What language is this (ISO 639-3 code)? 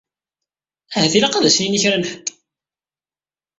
kab